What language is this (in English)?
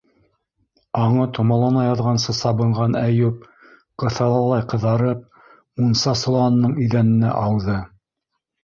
Bashkir